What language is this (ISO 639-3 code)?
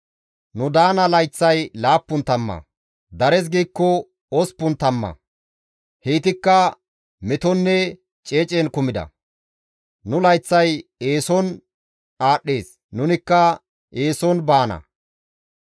gmv